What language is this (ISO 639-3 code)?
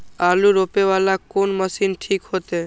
mai